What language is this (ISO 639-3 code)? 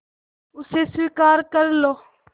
hin